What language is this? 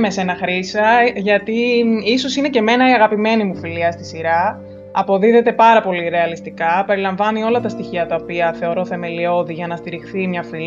Greek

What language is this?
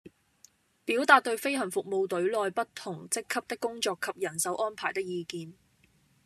Cantonese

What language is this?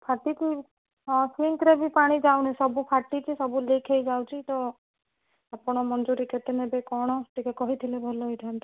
Odia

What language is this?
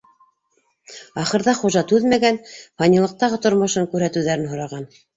Bashkir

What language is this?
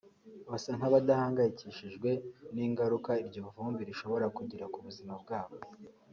Kinyarwanda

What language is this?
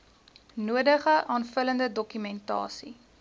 Afrikaans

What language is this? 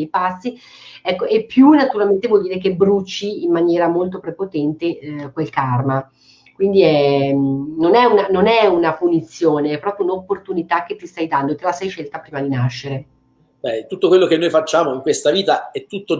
Italian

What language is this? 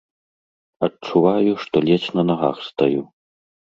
Belarusian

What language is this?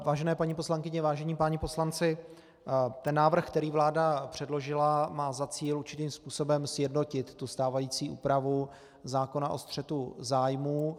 Czech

